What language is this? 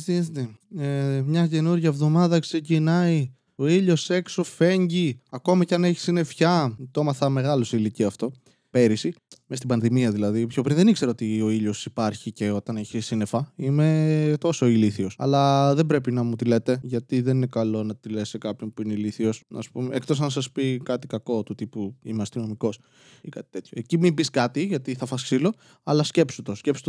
Greek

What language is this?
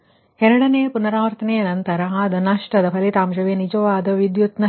Kannada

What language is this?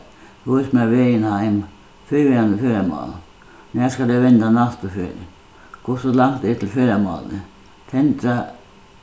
Faroese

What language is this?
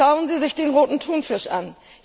German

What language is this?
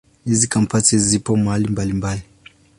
Swahili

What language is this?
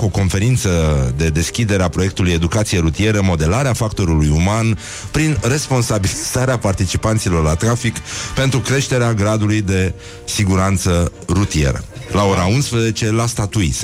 Romanian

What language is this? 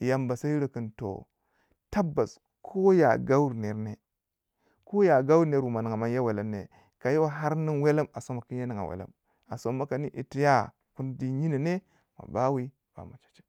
Waja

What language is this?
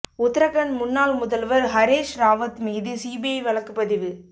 Tamil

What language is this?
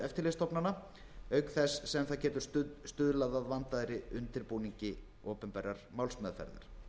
Icelandic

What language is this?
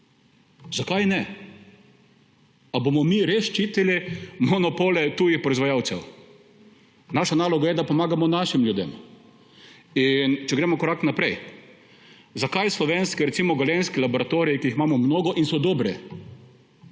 Slovenian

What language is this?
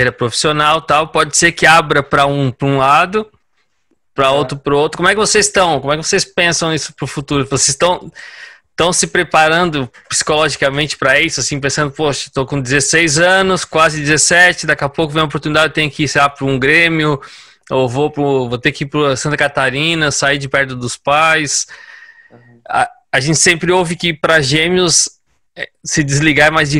Portuguese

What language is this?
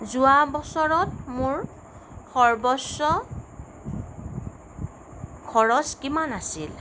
Assamese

